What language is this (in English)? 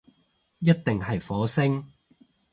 Cantonese